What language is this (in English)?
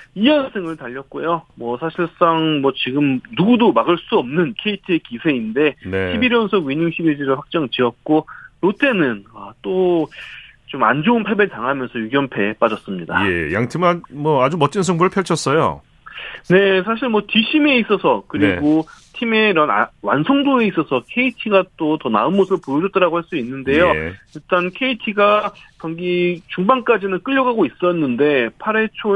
Korean